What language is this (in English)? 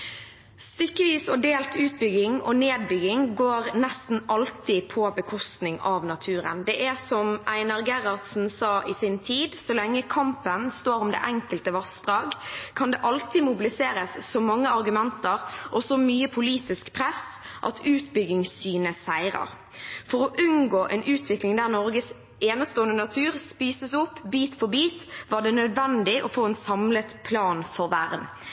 Norwegian Bokmål